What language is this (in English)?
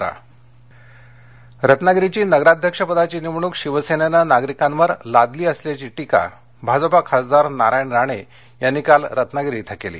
Marathi